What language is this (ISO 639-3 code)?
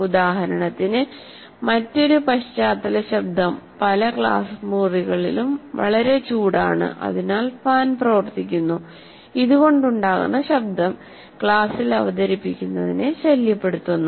mal